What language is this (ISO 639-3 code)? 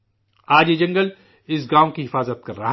urd